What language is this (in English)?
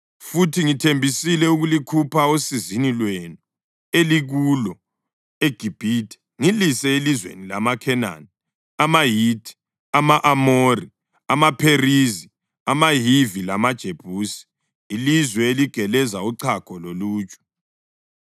North Ndebele